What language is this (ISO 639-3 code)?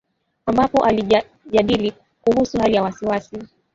swa